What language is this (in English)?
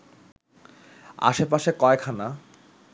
Bangla